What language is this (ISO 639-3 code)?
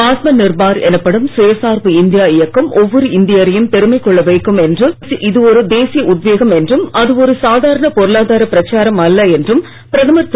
tam